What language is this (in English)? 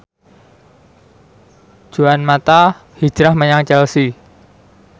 Javanese